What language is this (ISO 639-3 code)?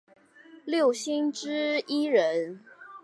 zho